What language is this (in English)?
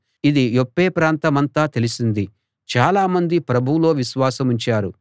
Telugu